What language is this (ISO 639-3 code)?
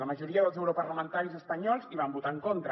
cat